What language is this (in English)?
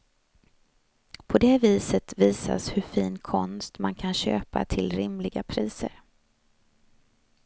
Swedish